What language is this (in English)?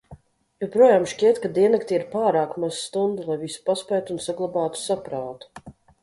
Latvian